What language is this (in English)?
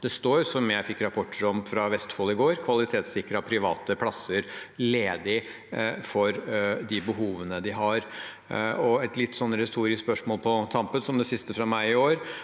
Norwegian